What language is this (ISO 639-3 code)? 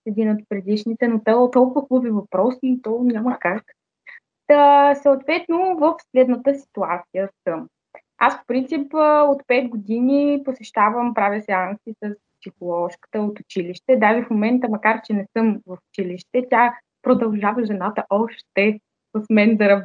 bul